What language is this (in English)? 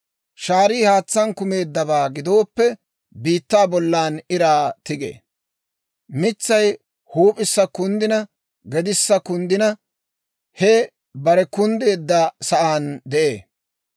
Dawro